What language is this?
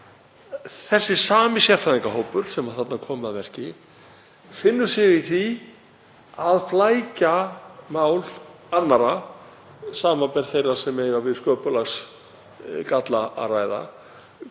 Icelandic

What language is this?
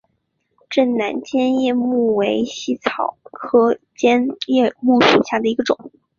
Chinese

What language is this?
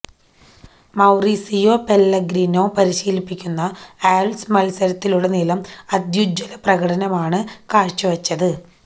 Malayalam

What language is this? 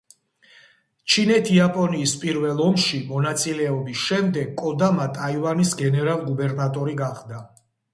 Georgian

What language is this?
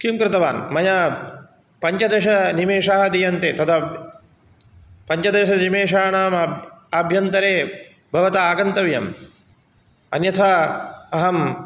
Sanskrit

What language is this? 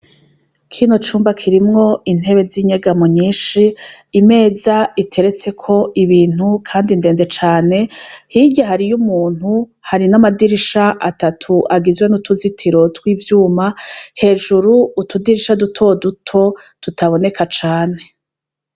Rundi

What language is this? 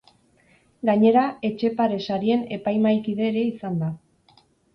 Basque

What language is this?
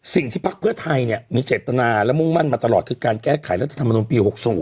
Thai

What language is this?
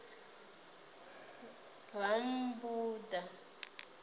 Venda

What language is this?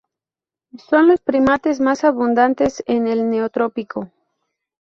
Spanish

